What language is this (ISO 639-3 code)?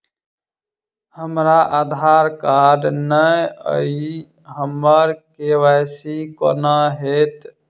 mai